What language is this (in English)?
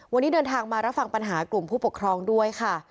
Thai